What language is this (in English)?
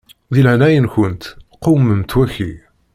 Kabyle